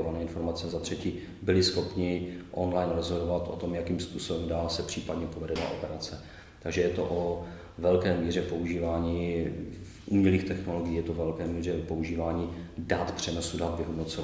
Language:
Czech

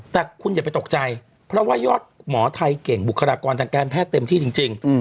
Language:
Thai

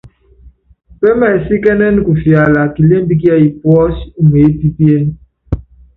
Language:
Yangben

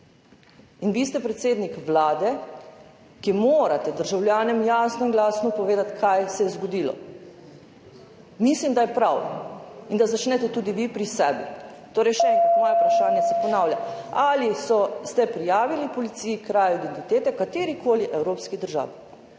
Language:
Slovenian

